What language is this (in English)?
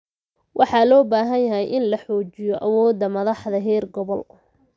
Somali